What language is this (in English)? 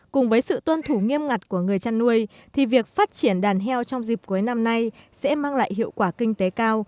Vietnamese